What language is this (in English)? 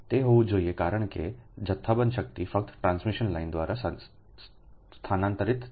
Gujarati